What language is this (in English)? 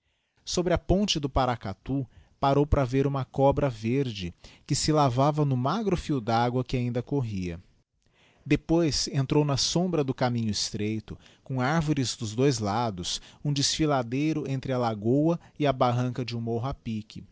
Portuguese